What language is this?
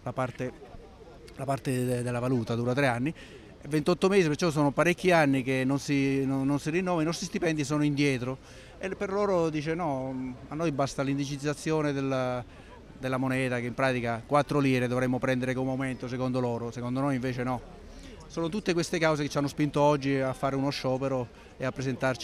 Italian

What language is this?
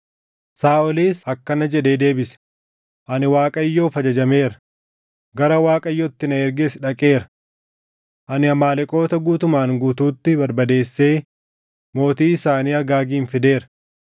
Oromo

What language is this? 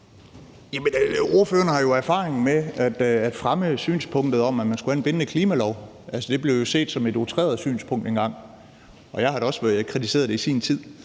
Danish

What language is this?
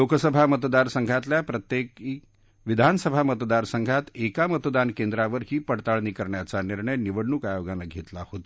Marathi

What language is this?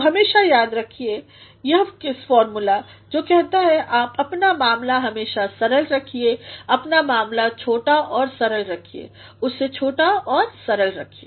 Hindi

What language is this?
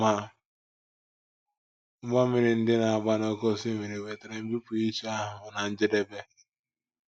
Igbo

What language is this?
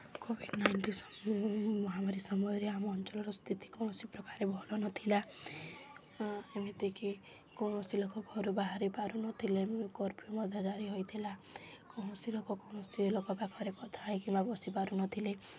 Odia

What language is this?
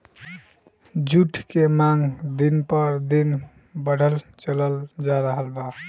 Bhojpuri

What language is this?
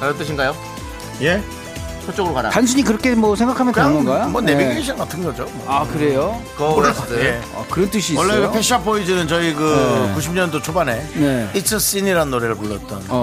Korean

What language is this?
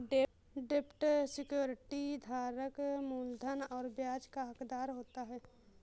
Hindi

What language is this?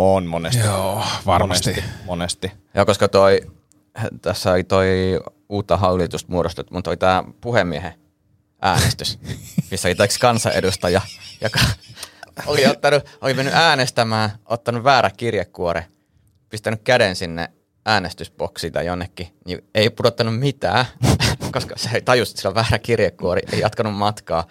Finnish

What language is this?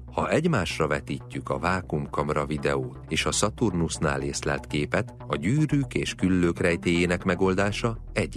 Hungarian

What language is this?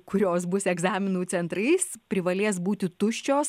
Lithuanian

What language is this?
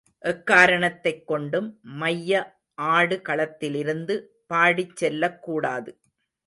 Tamil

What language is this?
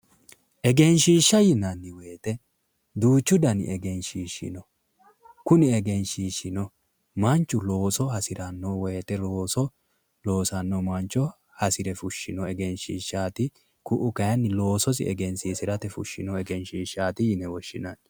Sidamo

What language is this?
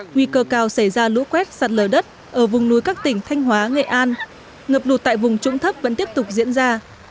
Vietnamese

